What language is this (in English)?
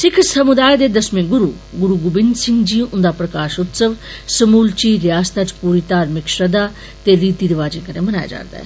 Dogri